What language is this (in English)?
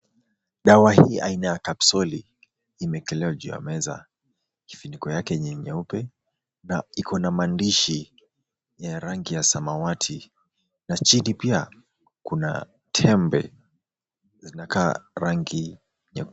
Swahili